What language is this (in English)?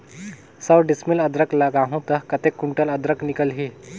Chhattisgarhi